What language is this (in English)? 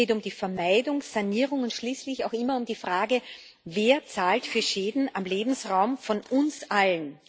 German